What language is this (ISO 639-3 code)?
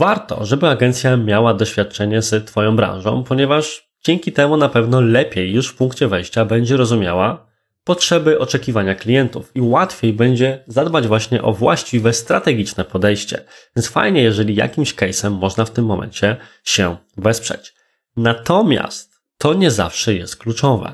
pol